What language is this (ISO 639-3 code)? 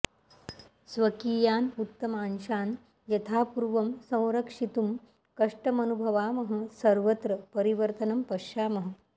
san